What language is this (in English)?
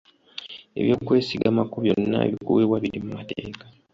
Ganda